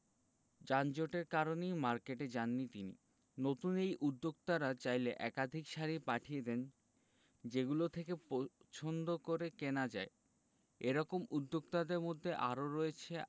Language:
Bangla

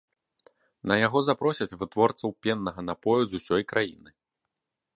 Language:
Belarusian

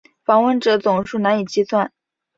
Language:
Chinese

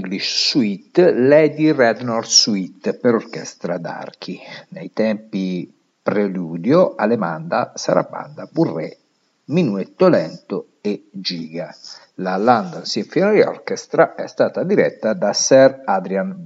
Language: Italian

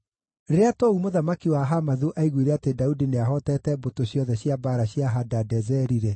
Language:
Kikuyu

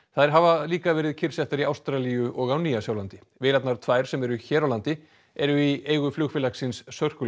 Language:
Icelandic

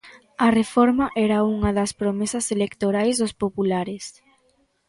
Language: Galician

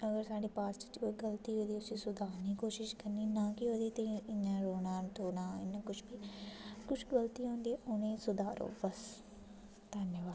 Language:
Dogri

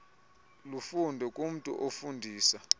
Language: Xhosa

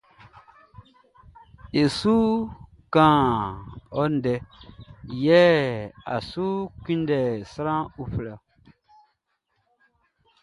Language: Baoulé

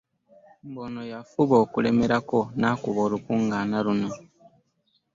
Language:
Ganda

